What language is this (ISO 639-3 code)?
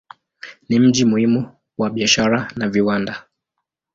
swa